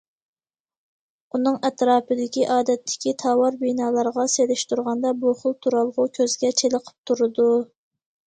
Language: Uyghur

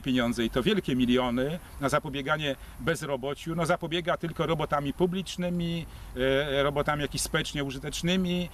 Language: Polish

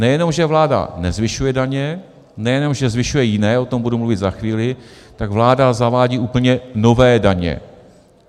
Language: Czech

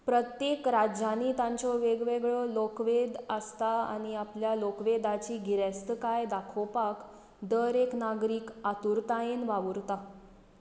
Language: Konkani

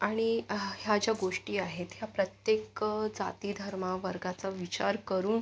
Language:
Marathi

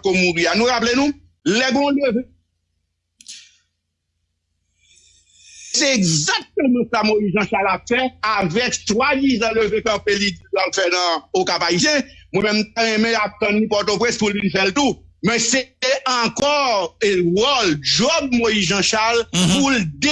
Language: French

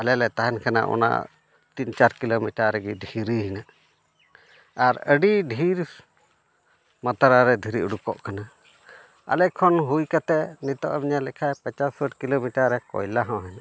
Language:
Santali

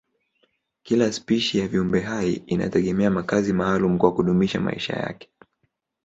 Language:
Swahili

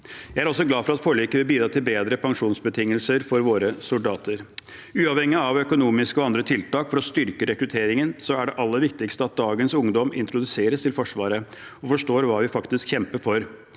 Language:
Norwegian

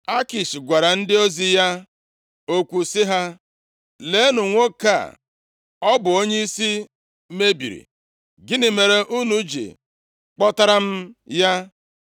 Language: Igbo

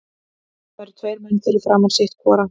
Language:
Icelandic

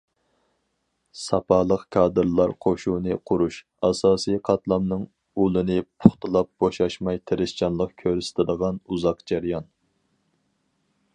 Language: Uyghur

